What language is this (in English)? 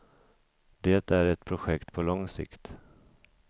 Swedish